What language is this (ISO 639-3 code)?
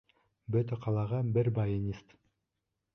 bak